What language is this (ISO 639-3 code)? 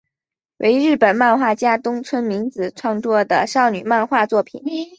zho